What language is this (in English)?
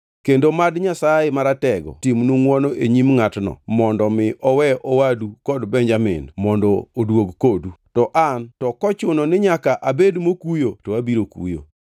Luo (Kenya and Tanzania)